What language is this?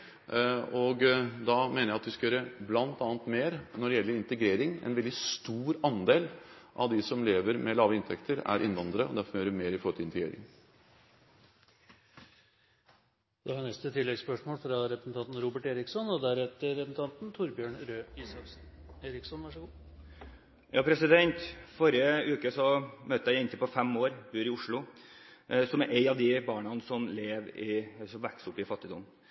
Norwegian Bokmål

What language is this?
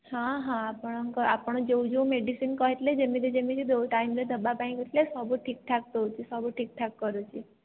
Odia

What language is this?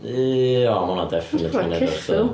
Welsh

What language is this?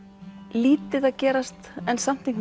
Icelandic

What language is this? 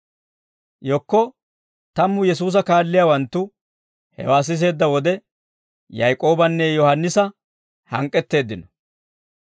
Dawro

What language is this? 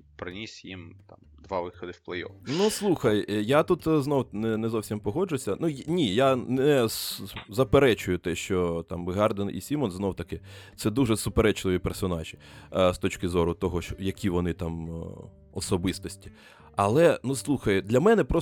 Ukrainian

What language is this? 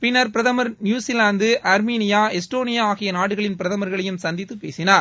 Tamil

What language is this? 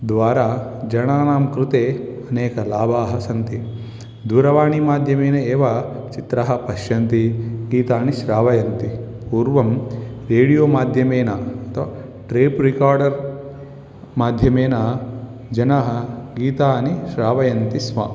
Sanskrit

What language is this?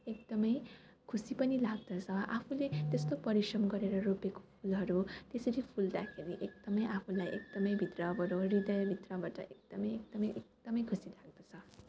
Nepali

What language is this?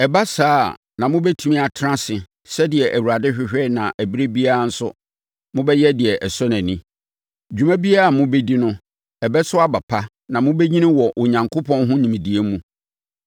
Akan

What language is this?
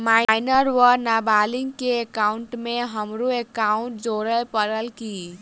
Maithili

